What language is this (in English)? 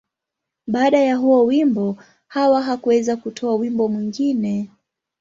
Swahili